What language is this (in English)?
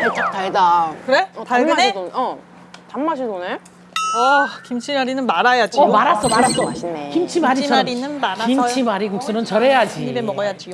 Korean